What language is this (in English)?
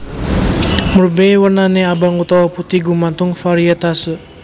Javanese